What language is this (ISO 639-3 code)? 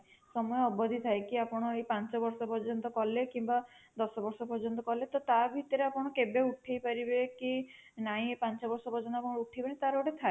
ori